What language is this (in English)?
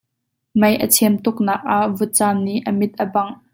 Hakha Chin